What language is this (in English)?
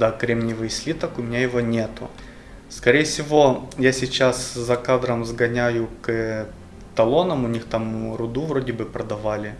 Russian